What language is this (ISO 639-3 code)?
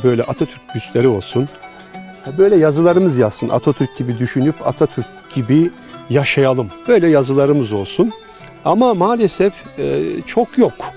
tur